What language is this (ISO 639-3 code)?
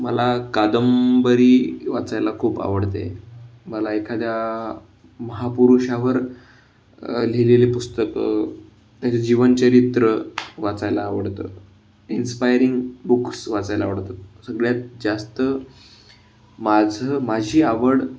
mar